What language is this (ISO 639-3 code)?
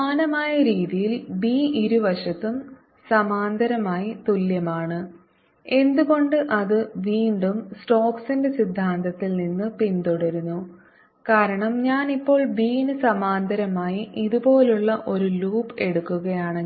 mal